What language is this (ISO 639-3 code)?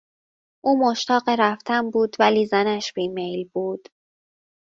fas